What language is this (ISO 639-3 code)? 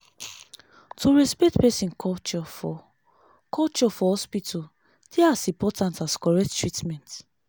pcm